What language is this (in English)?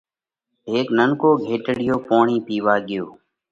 Parkari Koli